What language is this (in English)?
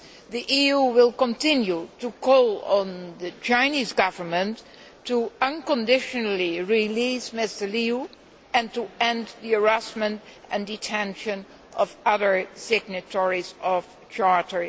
English